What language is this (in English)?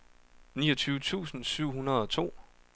Danish